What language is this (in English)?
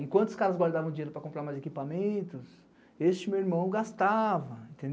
Portuguese